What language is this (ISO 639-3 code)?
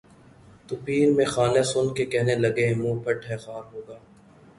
urd